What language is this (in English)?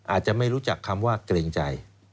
Thai